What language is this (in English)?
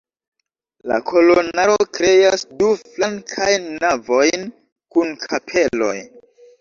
Esperanto